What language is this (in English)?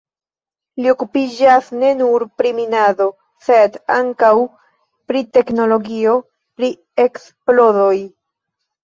Esperanto